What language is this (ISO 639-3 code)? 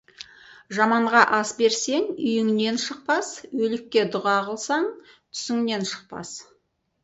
kaz